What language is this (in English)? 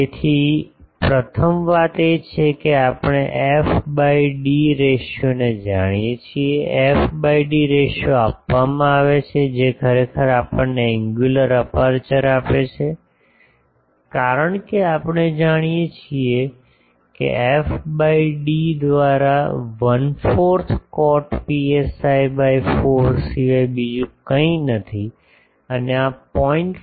Gujarati